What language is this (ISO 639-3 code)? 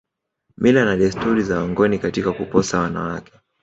swa